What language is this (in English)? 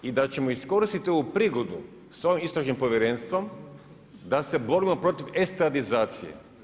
Croatian